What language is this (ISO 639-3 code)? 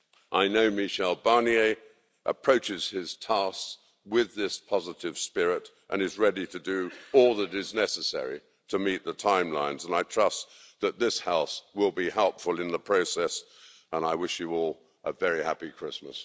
eng